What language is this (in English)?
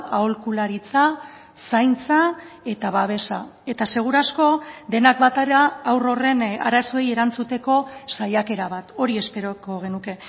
Basque